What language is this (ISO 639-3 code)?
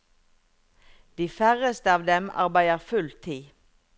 nor